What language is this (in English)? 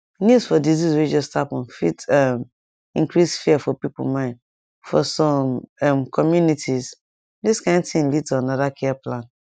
Nigerian Pidgin